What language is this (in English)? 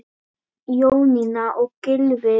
Icelandic